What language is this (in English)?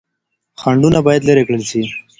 Pashto